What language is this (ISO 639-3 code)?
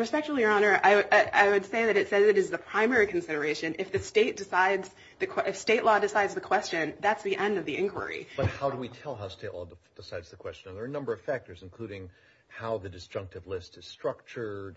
eng